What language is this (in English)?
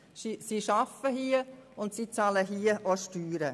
Swiss German